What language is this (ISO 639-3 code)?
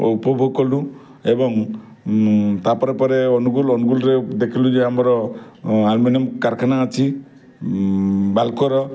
ori